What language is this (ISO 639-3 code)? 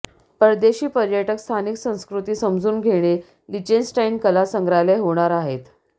mar